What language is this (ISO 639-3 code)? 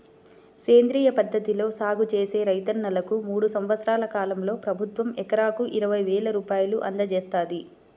tel